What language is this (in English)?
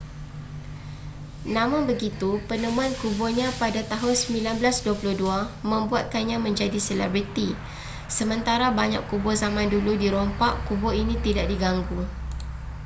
Malay